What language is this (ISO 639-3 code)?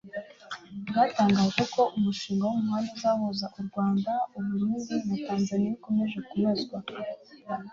kin